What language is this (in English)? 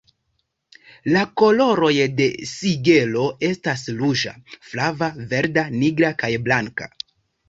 Esperanto